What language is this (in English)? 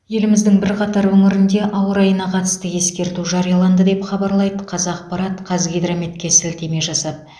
Kazakh